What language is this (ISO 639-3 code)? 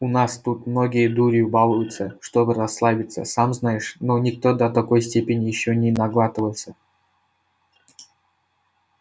rus